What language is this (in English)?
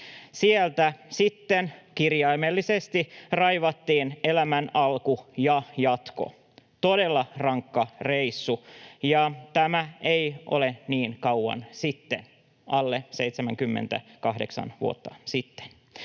Finnish